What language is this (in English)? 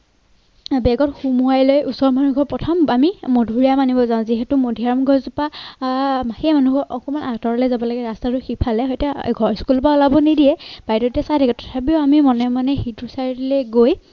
Assamese